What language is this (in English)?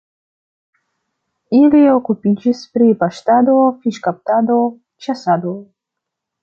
Esperanto